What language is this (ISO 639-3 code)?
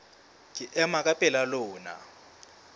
sot